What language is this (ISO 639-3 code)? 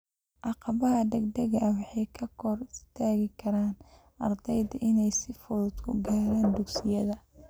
som